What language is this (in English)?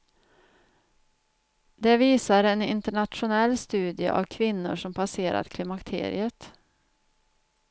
Swedish